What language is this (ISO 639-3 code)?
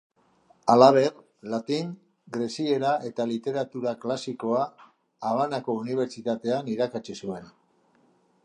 eus